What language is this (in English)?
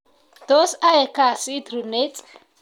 Kalenjin